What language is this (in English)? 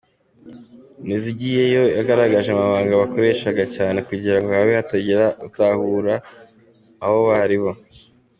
Kinyarwanda